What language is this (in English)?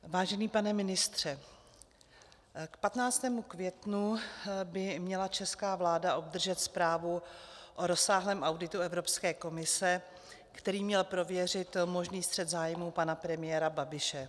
Czech